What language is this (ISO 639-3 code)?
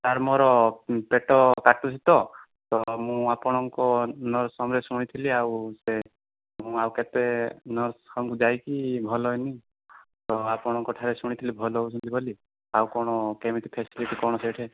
ori